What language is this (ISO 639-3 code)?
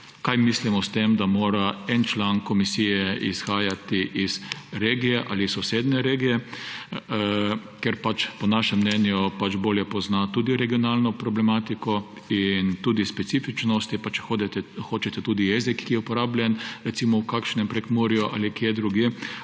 slv